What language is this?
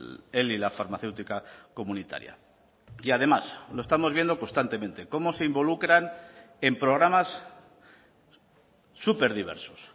Spanish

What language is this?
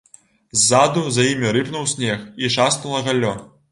Belarusian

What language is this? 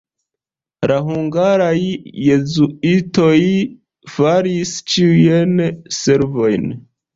Esperanto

